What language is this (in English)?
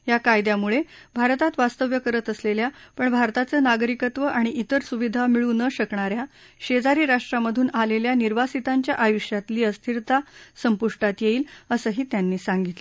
Marathi